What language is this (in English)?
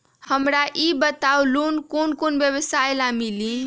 Magahi